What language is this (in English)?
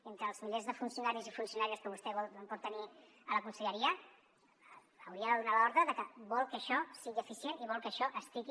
Catalan